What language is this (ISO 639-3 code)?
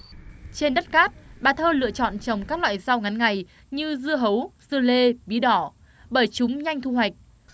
vie